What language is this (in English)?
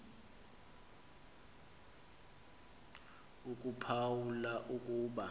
Xhosa